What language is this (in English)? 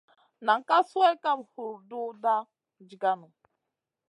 Masana